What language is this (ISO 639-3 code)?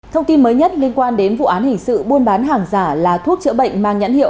vie